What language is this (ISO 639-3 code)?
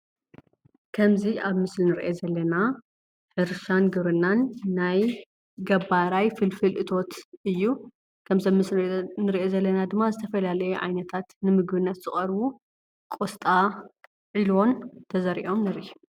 tir